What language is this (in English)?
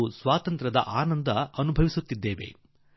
Kannada